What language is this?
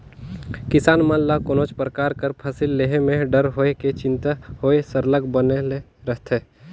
Chhattisgarhi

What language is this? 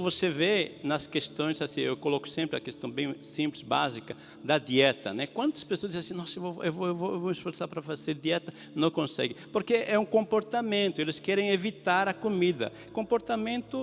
Portuguese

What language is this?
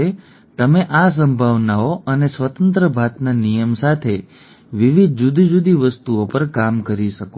Gujarati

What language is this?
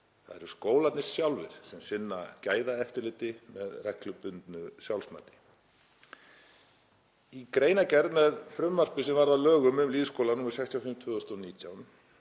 Icelandic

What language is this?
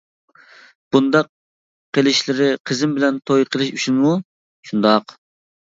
Uyghur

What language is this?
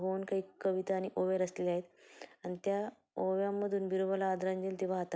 Marathi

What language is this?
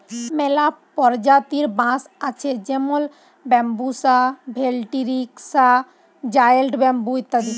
Bangla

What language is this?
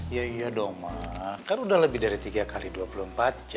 Indonesian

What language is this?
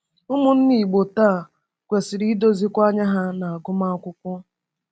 Igbo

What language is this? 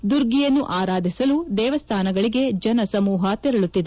Kannada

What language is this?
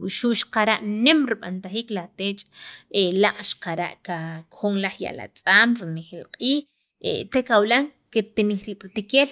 Sacapulteco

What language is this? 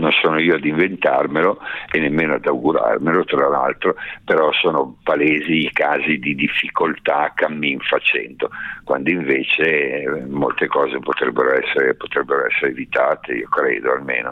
Italian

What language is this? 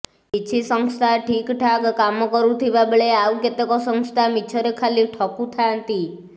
Odia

